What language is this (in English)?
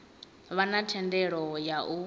Venda